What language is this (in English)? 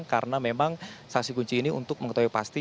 Indonesian